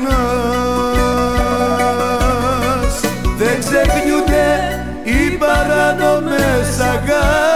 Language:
Greek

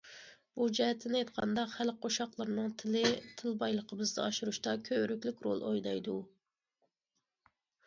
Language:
Uyghur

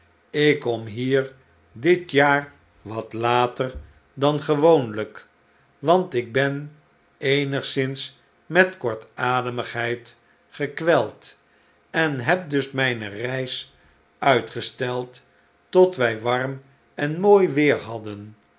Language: Dutch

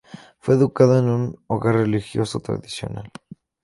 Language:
Spanish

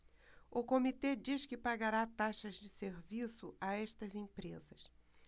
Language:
Portuguese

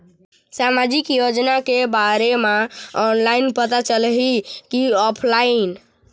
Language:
Chhattisgarhi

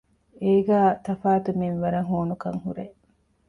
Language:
Divehi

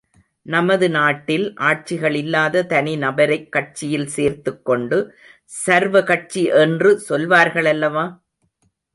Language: Tamil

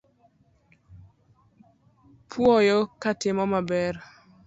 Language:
Luo (Kenya and Tanzania)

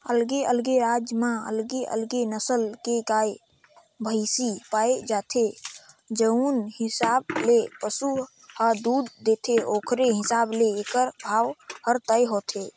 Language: Chhattisgarhi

